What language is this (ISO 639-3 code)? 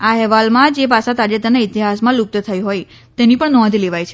guj